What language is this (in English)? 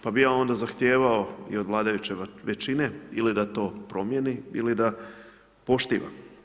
Croatian